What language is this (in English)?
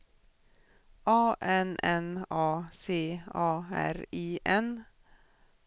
Swedish